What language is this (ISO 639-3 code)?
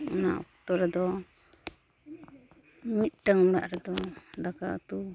sat